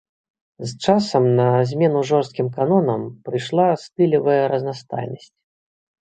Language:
Belarusian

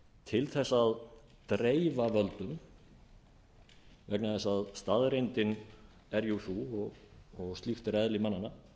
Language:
Icelandic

